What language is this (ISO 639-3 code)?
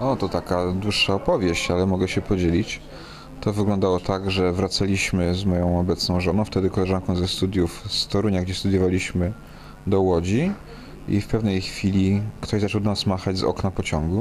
pol